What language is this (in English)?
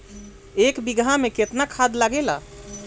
Bhojpuri